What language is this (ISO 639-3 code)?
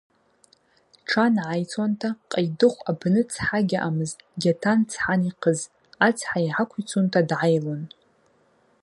abq